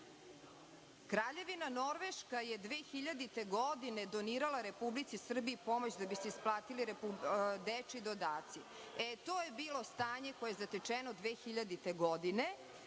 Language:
Serbian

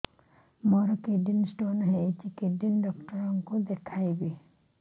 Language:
Odia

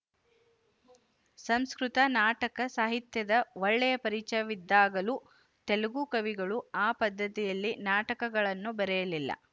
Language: Kannada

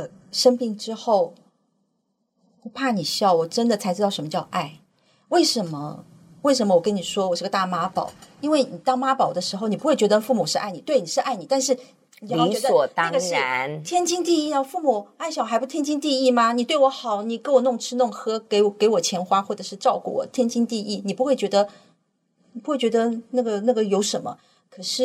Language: Chinese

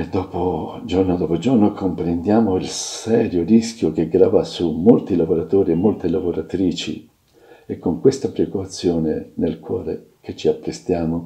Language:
Italian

